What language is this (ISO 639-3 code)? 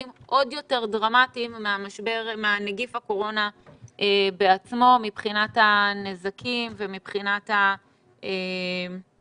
heb